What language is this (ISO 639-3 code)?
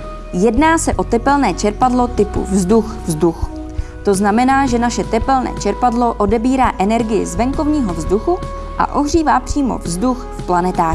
ces